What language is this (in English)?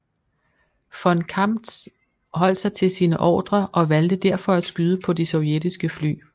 Danish